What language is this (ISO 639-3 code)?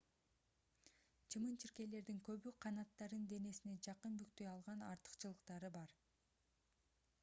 kir